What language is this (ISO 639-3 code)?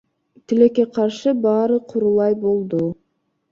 kir